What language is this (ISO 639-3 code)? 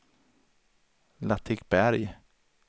swe